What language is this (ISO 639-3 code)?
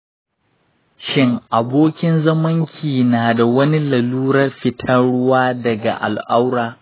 hau